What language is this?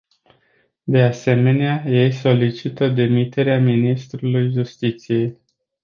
Romanian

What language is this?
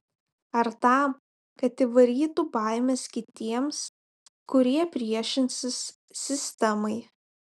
Lithuanian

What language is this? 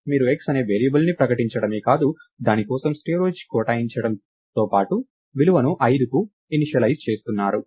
Telugu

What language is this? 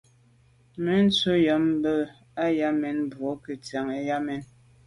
Medumba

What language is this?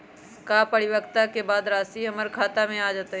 Magahi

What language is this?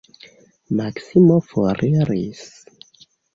Esperanto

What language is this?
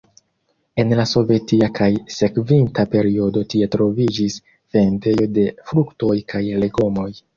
Esperanto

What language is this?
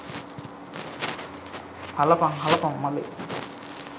Sinhala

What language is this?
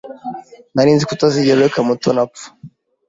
Kinyarwanda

